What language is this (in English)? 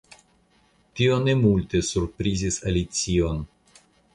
Esperanto